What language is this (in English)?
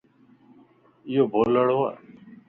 Lasi